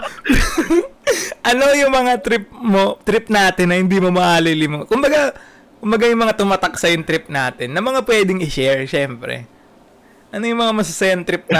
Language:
Filipino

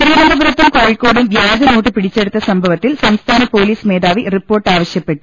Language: Malayalam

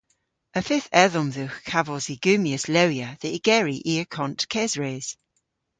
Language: Cornish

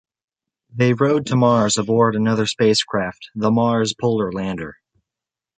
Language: English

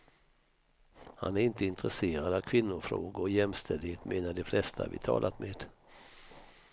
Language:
Swedish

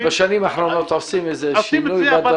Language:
Hebrew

